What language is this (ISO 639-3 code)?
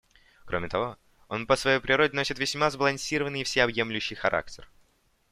rus